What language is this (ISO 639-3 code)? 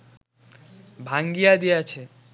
ben